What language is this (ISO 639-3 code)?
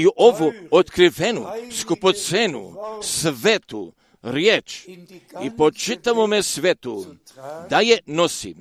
hrv